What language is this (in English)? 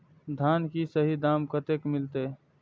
Maithili